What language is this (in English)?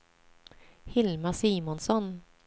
Swedish